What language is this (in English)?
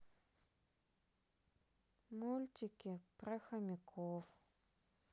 Russian